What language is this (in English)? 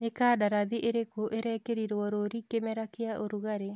Kikuyu